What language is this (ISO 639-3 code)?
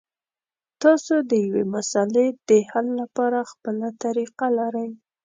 pus